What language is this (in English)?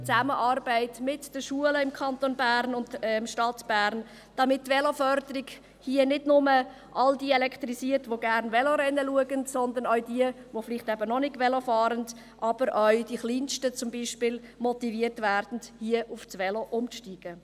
Swiss German